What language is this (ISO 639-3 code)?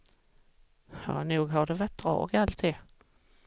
swe